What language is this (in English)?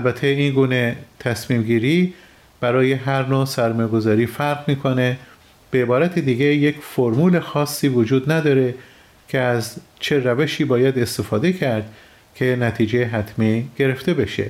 Persian